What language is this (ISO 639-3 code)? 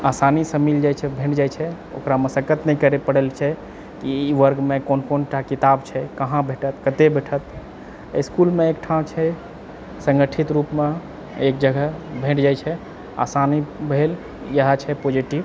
mai